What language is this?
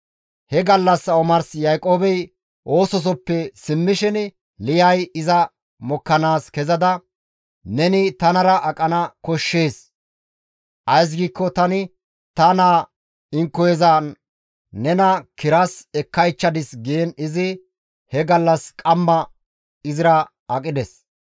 Gamo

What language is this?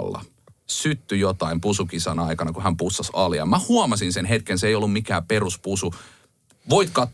Finnish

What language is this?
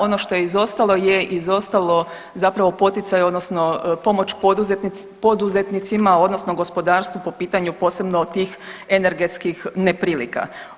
Croatian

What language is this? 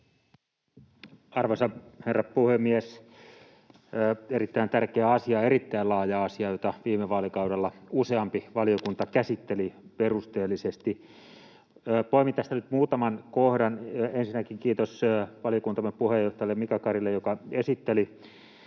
Finnish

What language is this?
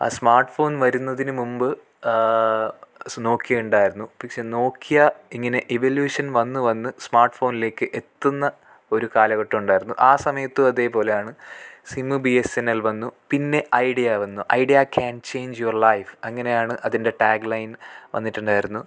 Malayalam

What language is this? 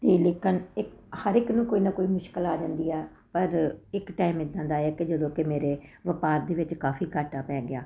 Punjabi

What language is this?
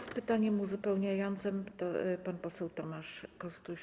Polish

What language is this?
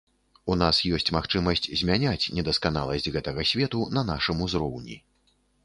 Belarusian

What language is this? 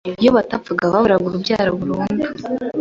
Kinyarwanda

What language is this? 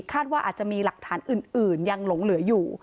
Thai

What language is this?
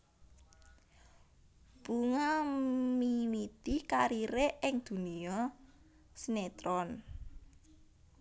Javanese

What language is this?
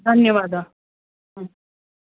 Sanskrit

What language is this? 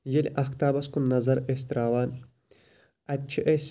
Kashmiri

